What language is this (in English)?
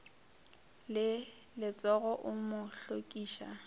Northern Sotho